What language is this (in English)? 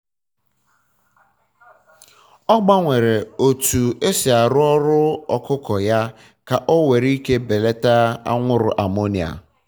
Igbo